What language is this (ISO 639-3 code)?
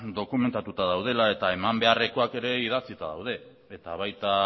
eus